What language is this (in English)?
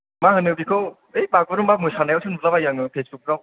Bodo